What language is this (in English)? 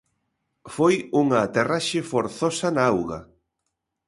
Galician